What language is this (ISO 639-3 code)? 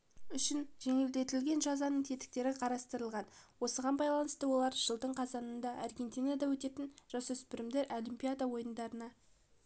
kaz